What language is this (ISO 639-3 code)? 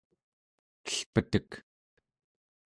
esu